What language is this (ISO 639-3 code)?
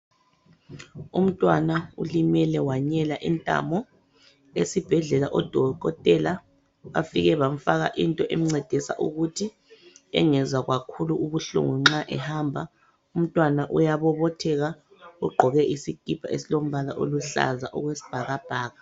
nde